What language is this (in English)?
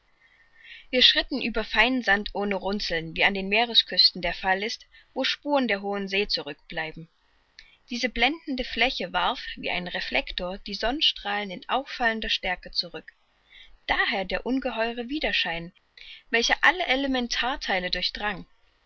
German